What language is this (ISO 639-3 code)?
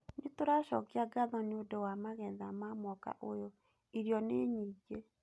kik